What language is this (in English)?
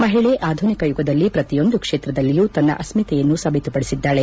Kannada